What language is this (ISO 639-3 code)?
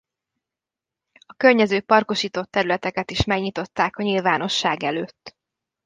hun